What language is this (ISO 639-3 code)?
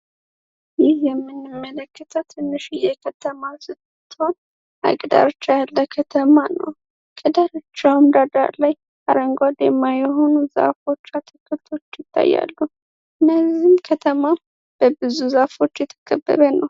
amh